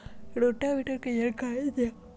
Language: Magahi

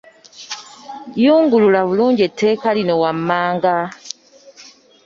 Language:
Ganda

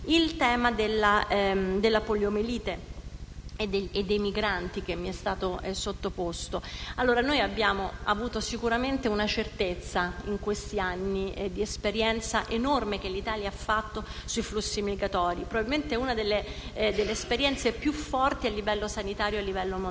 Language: Italian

